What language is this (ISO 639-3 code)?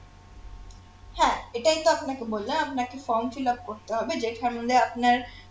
ben